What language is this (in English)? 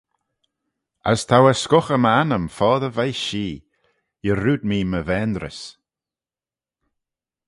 Manx